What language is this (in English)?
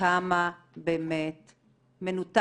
Hebrew